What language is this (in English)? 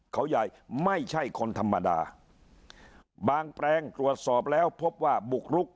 Thai